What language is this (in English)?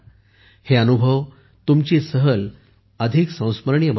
Marathi